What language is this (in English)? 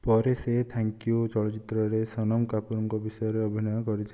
Odia